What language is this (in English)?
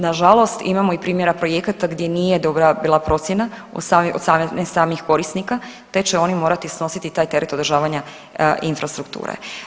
Croatian